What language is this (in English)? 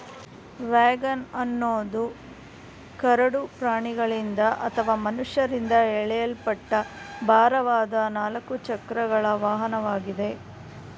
Kannada